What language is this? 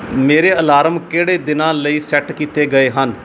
Punjabi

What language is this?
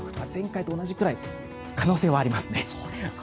Japanese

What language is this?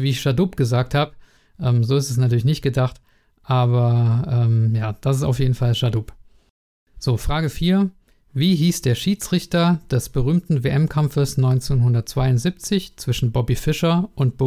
German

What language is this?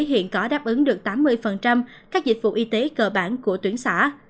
Vietnamese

